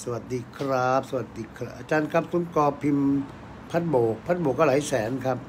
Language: Thai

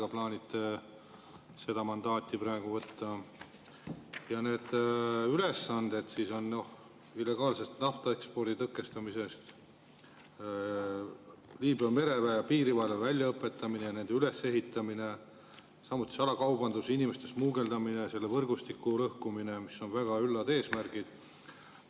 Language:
Estonian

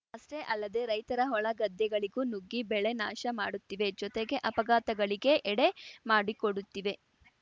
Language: Kannada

